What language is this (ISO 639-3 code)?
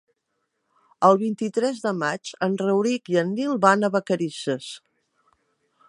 cat